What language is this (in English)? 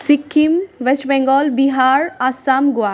Nepali